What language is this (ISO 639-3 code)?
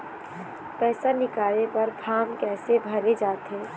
hne